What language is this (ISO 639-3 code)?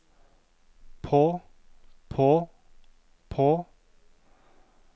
nor